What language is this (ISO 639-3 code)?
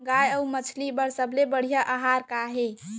hne